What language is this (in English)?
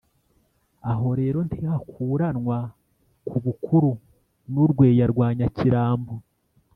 Kinyarwanda